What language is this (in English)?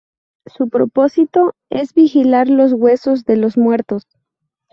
Spanish